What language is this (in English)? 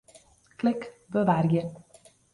Western Frisian